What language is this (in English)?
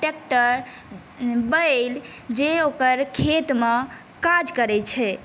Maithili